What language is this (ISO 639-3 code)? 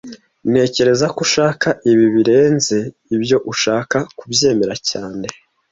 kin